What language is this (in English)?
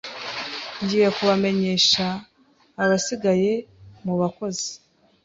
Kinyarwanda